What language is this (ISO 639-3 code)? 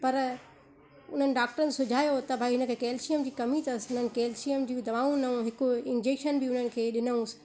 snd